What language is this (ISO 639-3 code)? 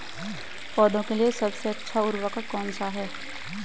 hin